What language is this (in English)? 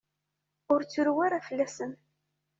Kabyle